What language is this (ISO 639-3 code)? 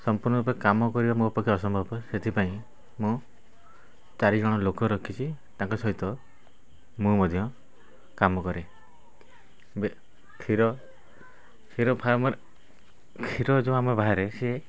ori